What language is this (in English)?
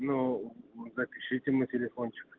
Russian